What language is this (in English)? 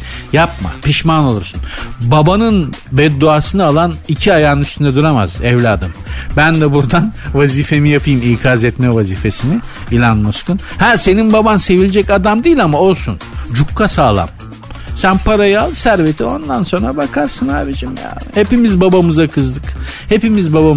Turkish